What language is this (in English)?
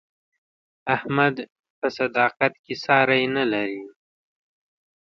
Pashto